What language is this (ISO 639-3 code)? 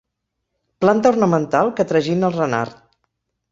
cat